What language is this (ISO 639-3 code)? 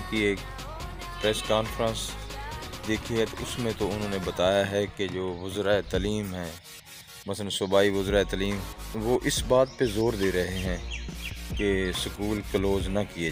hin